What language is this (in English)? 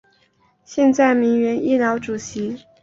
Chinese